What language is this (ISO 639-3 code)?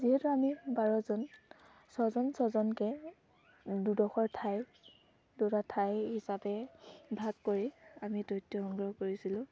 asm